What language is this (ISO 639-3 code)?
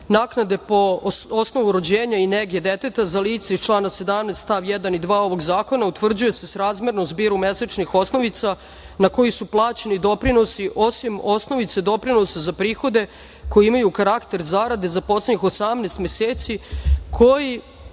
srp